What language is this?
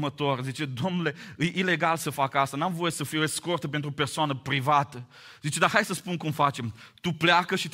Romanian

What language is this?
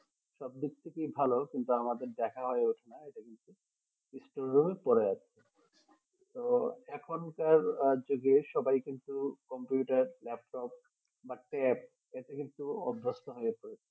Bangla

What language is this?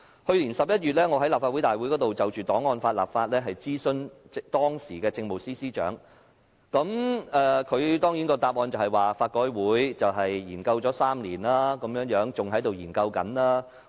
Cantonese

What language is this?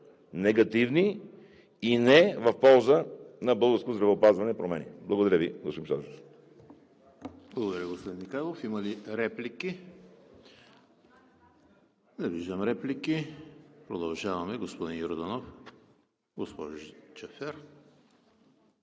Bulgarian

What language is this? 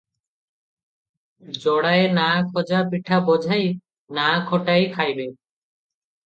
Odia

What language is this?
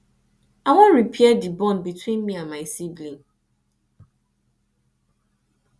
Nigerian Pidgin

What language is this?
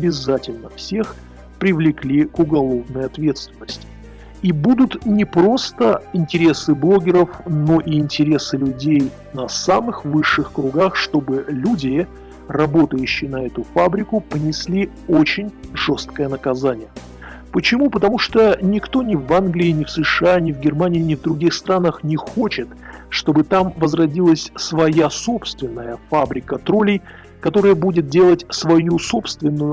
Russian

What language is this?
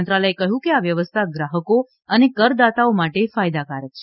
Gujarati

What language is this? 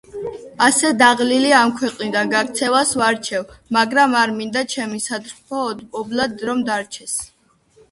Georgian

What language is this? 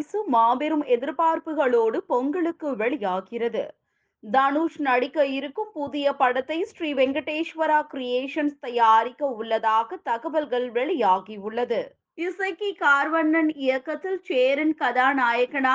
Tamil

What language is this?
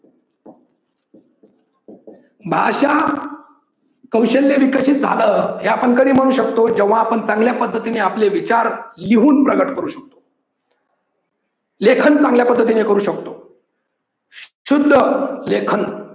Marathi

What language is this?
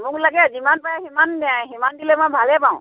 Assamese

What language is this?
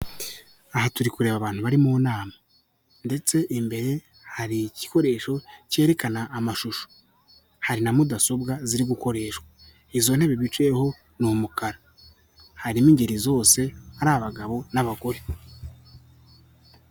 Kinyarwanda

